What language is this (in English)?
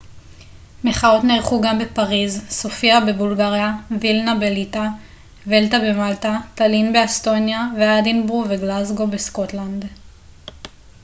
Hebrew